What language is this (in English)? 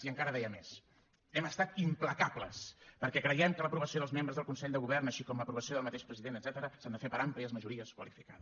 Catalan